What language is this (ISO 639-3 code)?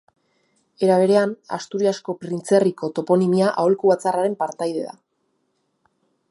eus